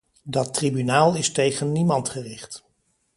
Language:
Dutch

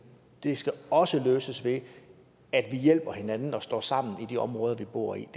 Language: Danish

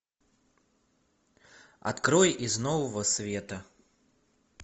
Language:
Russian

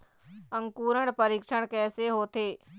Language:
Chhattisgarhi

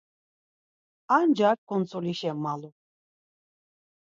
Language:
Laz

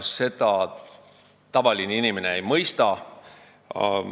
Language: Estonian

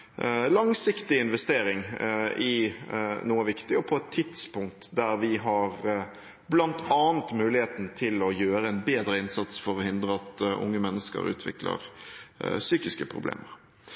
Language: Norwegian Bokmål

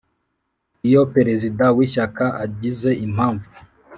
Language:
Kinyarwanda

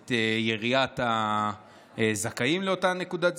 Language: Hebrew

